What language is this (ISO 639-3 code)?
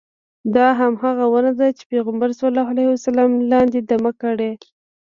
pus